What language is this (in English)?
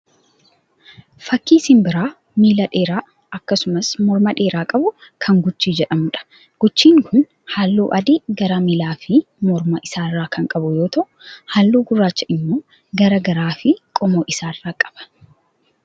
Oromo